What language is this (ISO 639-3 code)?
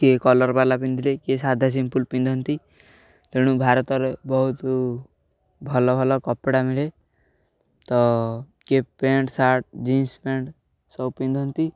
ori